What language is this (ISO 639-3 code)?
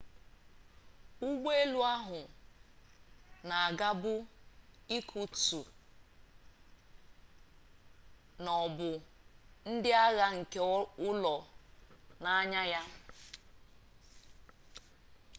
ibo